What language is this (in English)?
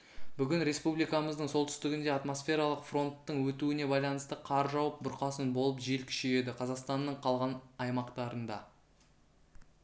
Kazakh